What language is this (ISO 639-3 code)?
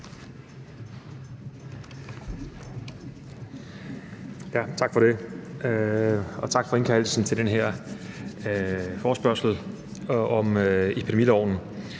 dan